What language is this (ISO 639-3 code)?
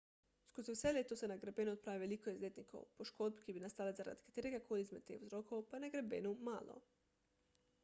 slv